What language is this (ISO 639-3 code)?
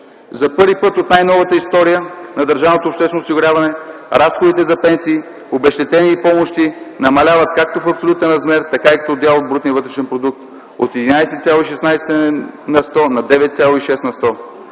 bul